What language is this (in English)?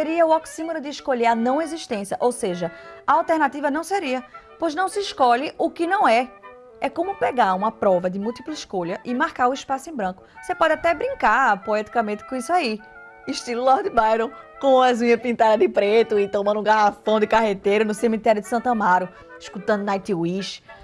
Portuguese